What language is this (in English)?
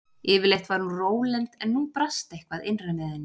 Icelandic